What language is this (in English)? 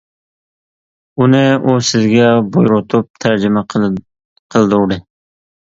Uyghur